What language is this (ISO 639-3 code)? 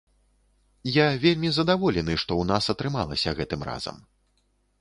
bel